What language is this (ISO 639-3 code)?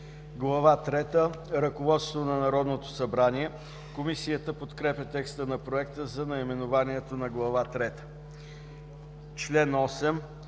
bul